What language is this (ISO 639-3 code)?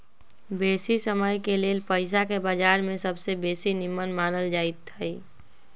mag